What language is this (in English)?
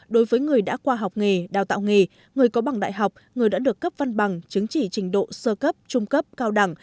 Vietnamese